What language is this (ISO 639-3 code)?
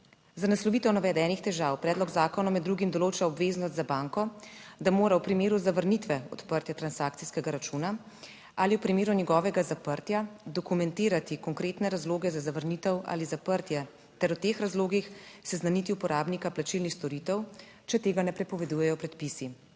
slv